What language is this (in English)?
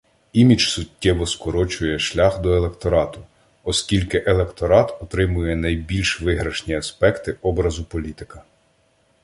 Ukrainian